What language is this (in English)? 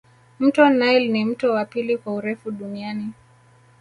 Swahili